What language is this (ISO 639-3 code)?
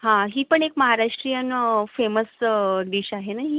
mar